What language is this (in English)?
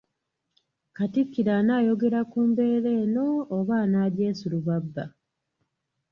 Ganda